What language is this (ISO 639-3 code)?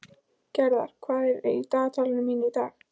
isl